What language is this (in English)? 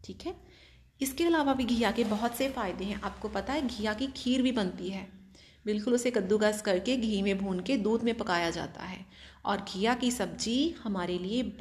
Hindi